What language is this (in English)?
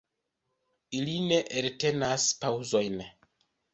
Esperanto